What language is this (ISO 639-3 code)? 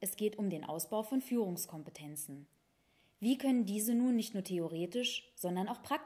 deu